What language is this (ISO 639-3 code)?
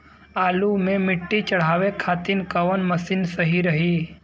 bho